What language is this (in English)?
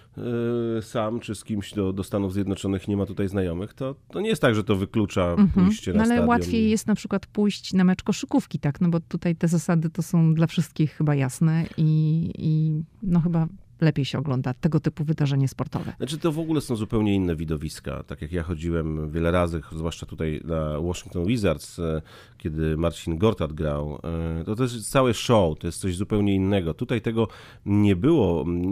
Polish